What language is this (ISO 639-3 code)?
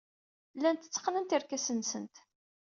kab